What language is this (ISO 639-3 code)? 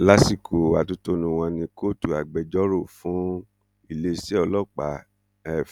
yor